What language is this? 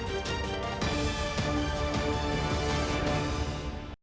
Ukrainian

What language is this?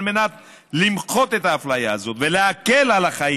Hebrew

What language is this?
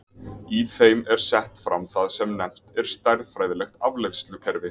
Icelandic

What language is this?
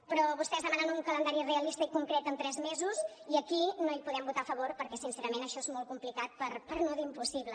Catalan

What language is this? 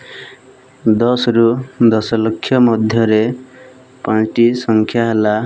Odia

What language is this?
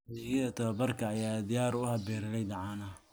Somali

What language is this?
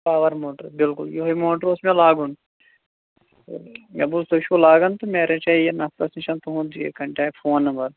Kashmiri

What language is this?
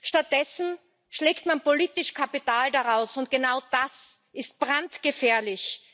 German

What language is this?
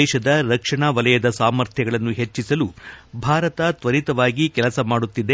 Kannada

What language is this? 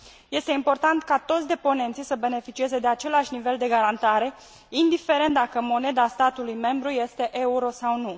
Romanian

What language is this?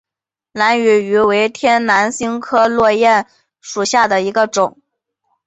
Chinese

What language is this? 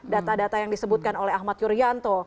Indonesian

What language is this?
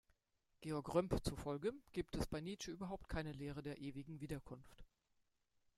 German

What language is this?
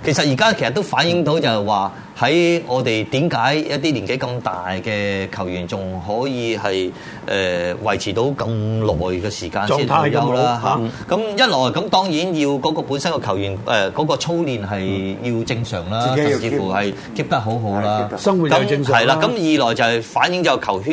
Chinese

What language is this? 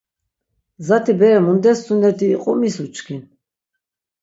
Laz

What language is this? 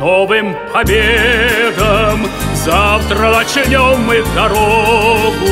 Russian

